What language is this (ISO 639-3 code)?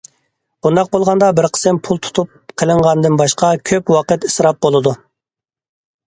uig